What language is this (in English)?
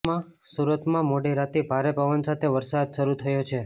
Gujarati